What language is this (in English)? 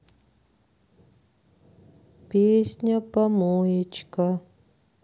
Russian